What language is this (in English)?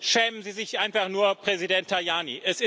German